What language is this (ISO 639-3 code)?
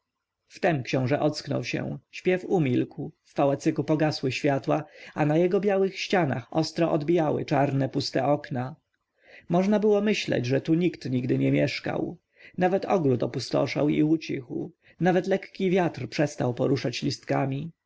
pol